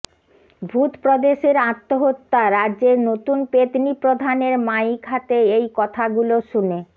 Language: Bangla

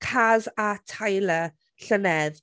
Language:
Welsh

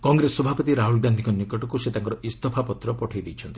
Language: Odia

